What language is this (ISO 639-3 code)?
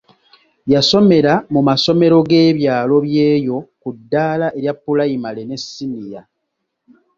lug